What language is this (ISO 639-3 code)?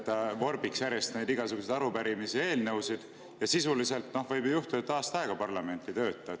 est